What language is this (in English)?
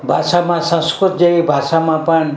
Gujarati